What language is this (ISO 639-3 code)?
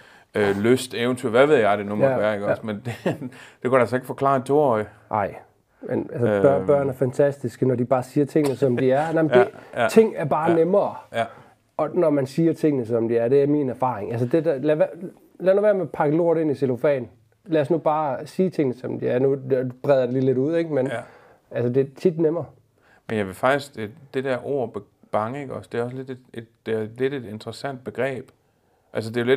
dan